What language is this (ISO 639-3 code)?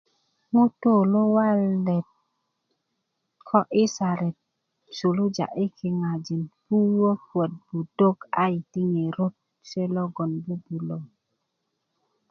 ukv